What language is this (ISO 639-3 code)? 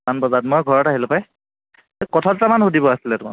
asm